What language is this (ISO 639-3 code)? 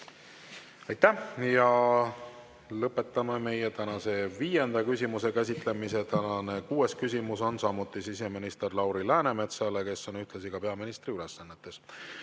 est